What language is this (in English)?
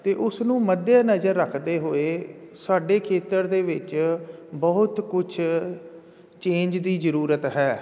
Punjabi